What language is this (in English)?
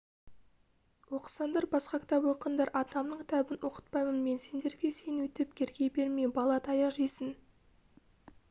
Kazakh